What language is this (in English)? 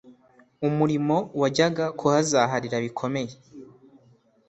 Kinyarwanda